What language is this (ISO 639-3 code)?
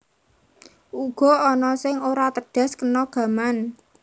jav